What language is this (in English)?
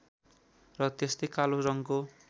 Nepali